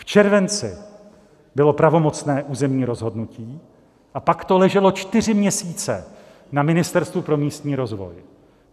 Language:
Czech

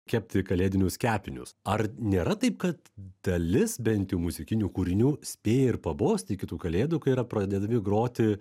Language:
Lithuanian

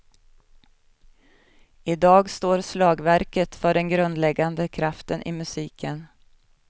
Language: Swedish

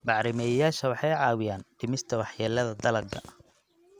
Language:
Somali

